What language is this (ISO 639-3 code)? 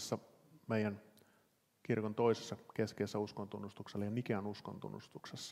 fin